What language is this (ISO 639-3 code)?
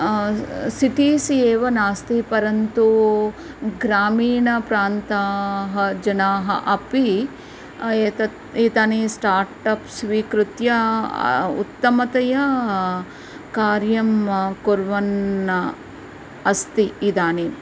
san